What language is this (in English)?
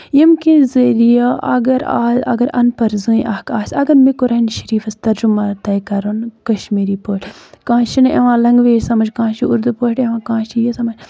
Kashmiri